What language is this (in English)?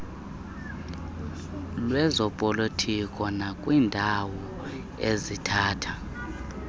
Xhosa